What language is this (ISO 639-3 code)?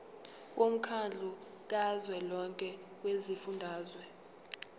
zul